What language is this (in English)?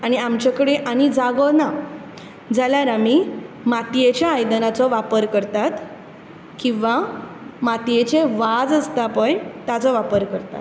Konkani